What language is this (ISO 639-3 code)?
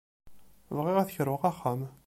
kab